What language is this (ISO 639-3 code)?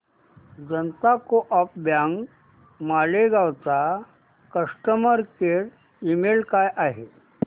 mar